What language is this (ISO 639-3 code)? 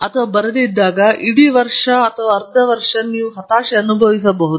kan